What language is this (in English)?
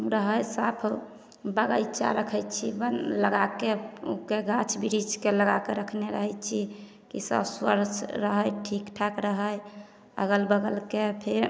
Maithili